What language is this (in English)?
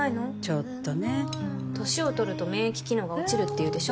Japanese